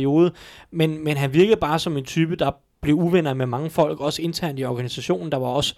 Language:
Danish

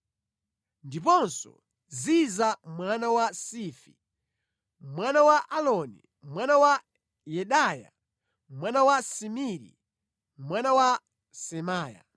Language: Nyanja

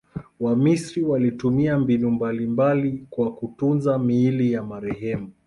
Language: Swahili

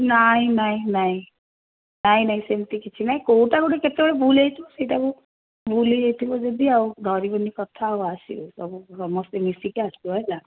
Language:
Odia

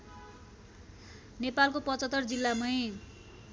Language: Nepali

